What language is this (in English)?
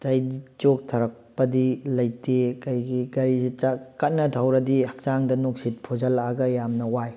Manipuri